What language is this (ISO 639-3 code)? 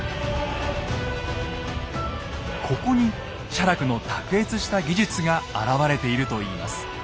jpn